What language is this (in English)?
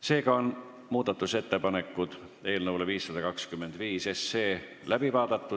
Estonian